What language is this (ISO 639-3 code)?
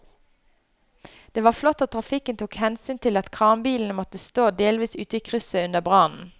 nor